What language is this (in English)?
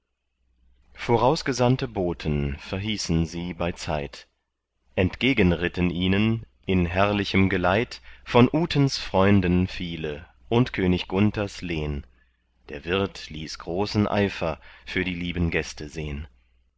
German